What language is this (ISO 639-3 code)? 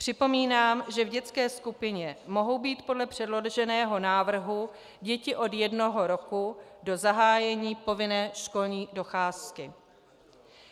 ces